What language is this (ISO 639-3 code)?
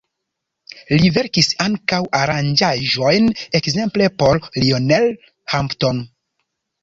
epo